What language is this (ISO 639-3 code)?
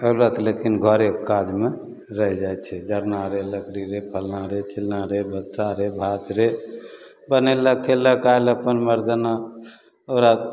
mai